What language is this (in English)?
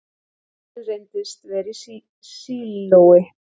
Icelandic